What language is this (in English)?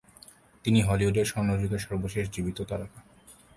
Bangla